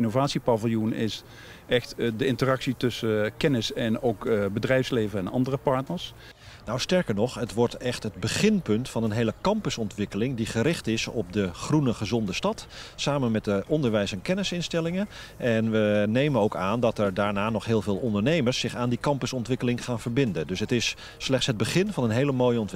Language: Dutch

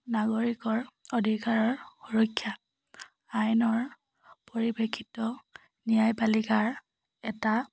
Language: Assamese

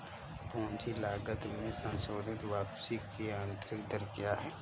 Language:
Hindi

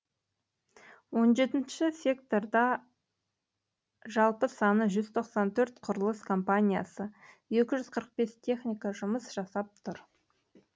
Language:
Kazakh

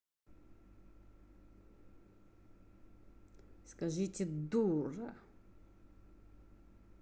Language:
Russian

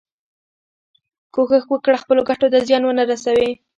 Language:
Pashto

